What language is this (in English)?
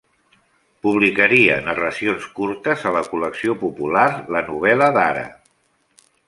Catalan